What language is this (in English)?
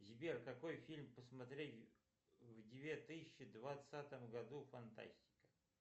Russian